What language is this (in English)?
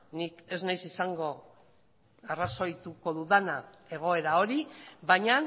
Basque